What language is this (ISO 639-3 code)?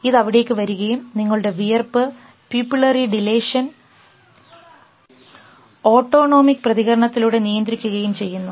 mal